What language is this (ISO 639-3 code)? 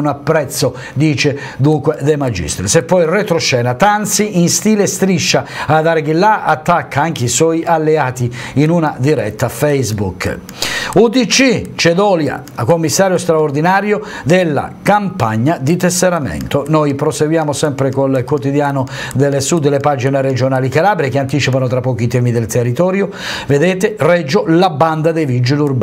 ita